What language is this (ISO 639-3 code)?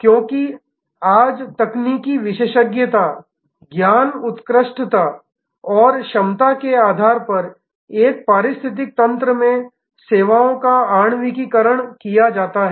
hin